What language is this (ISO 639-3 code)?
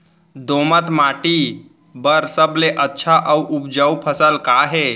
hne